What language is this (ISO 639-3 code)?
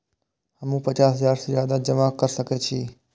mai